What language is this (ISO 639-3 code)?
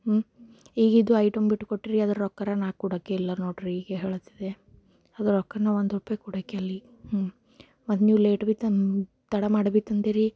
kan